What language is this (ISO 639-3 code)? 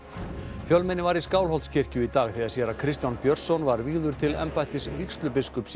isl